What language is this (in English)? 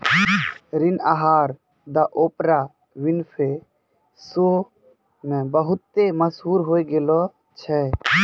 Maithili